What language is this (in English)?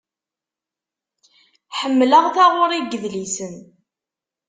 Kabyle